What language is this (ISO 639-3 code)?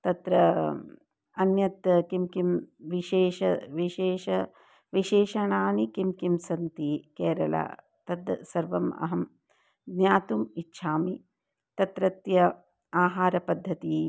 san